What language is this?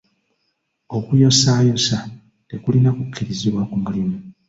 Ganda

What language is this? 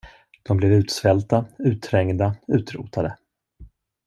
Swedish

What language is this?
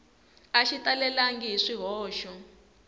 Tsonga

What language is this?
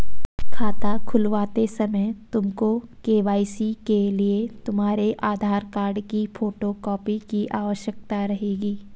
Hindi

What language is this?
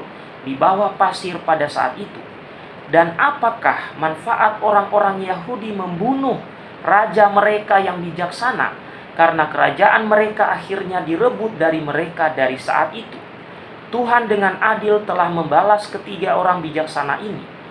Indonesian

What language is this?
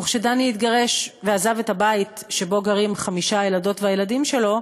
Hebrew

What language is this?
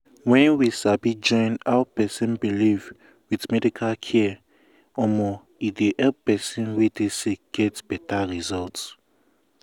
Nigerian Pidgin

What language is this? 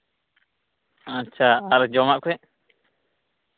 Santali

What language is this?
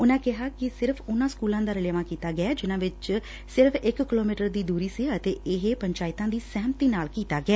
Punjabi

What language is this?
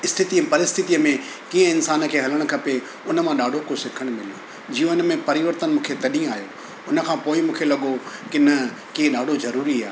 Sindhi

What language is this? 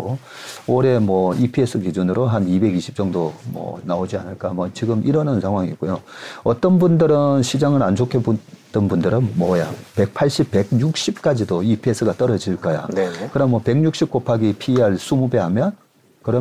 Korean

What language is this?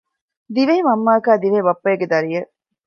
Divehi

